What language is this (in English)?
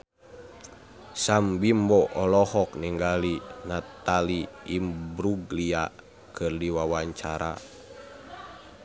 Sundanese